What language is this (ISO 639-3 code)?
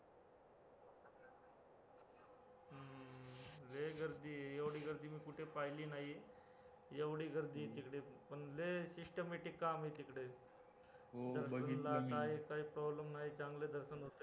mar